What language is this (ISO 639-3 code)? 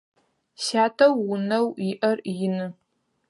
ady